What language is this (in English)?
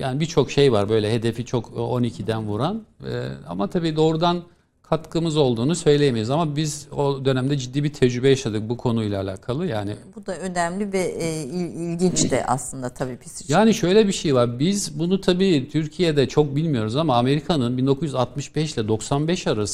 Turkish